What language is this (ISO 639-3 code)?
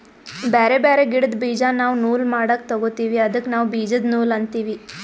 kan